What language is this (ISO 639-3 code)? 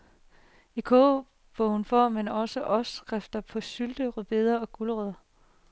dan